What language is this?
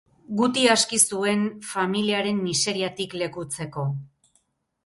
Basque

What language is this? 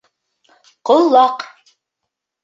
Bashkir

